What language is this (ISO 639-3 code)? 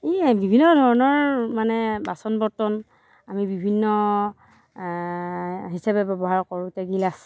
asm